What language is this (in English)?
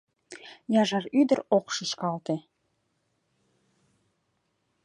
Mari